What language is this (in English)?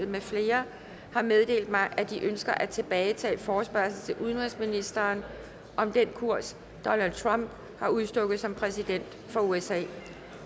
Danish